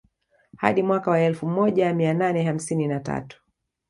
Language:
Swahili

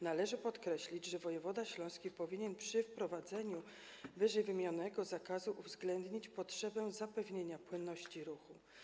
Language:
Polish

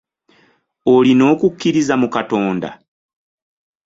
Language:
Ganda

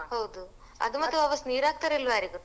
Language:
Kannada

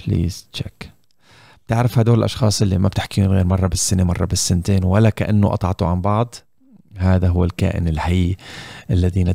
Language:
Arabic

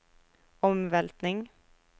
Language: Norwegian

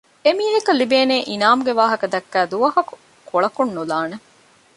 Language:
Divehi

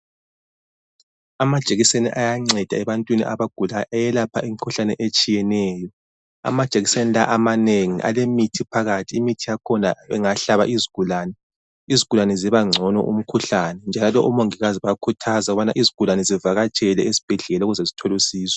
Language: North Ndebele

